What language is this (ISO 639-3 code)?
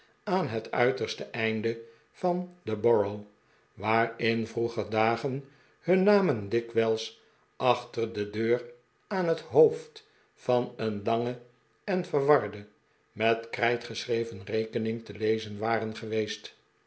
nld